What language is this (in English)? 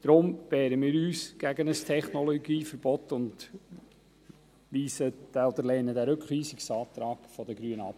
Swiss German